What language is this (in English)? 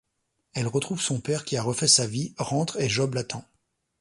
French